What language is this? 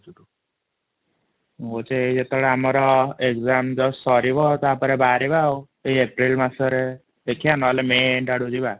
Odia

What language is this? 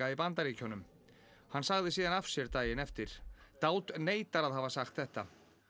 Icelandic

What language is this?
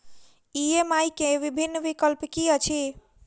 Maithili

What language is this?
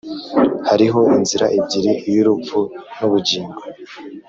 Kinyarwanda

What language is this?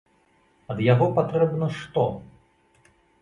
Belarusian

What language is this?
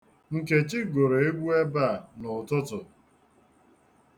Igbo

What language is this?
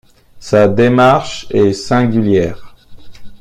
French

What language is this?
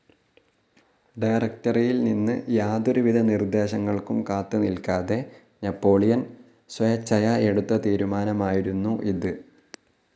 Malayalam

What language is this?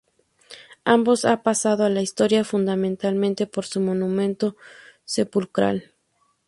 Spanish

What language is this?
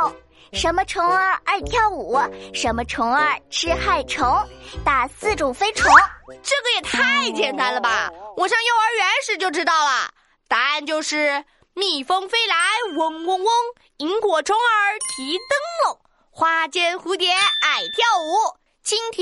Chinese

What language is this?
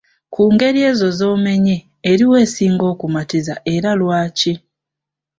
Ganda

